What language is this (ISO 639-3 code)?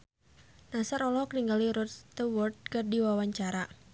sun